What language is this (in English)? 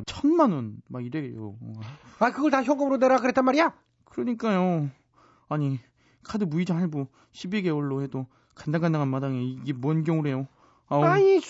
Korean